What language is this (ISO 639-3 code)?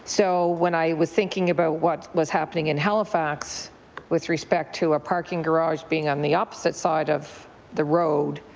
eng